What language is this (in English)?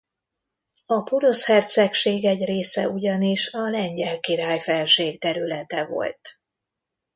Hungarian